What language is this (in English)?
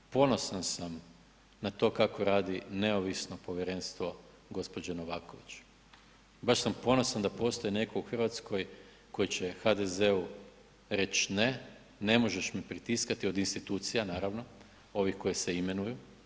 Croatian